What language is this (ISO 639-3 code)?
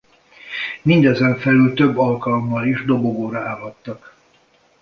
hun